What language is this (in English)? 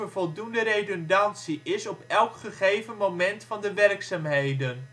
Dutch